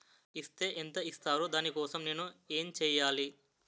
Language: Telugu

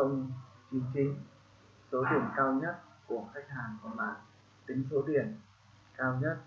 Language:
Vietnamese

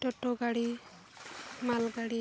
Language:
Santali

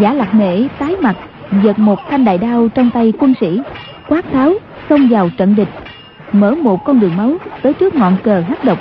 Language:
Vietnamese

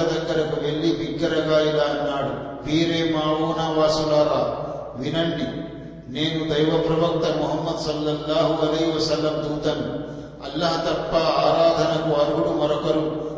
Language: Telugu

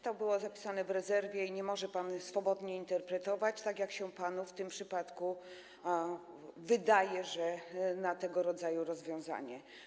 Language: Polish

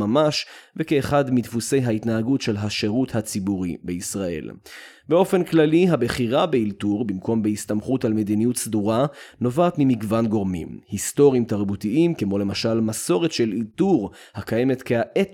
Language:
Hebrew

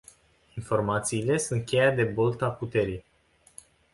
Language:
Romanian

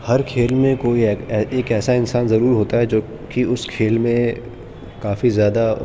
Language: Urdu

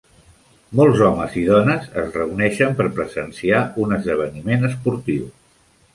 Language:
Catalan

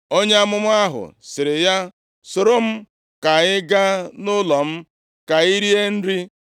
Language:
Igbo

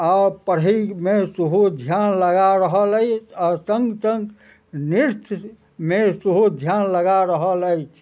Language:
Maithili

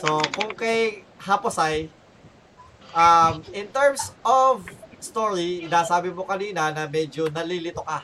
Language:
Filipino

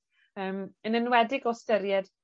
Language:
Welsh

